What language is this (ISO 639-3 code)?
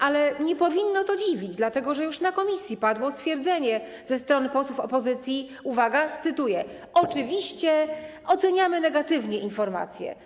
pol